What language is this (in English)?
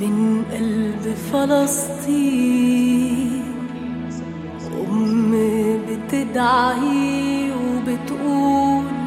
French